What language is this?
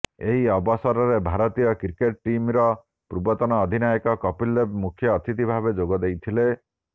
Odia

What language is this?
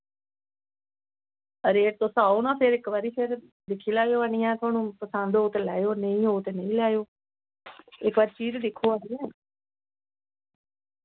Dogri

